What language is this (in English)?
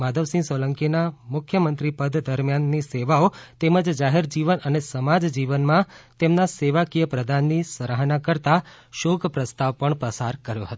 Gujarati